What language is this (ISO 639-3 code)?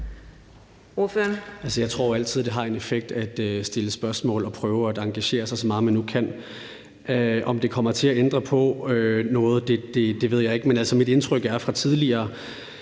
dan